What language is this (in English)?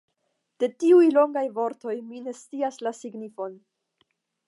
Esperanto